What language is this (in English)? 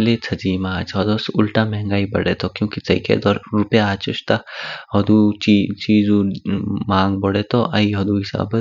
Kinnauri